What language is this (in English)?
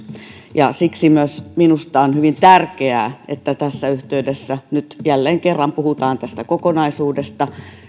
Finnish